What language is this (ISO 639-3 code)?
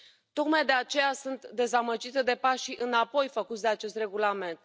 ron